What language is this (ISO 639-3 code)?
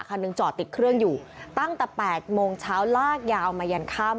tha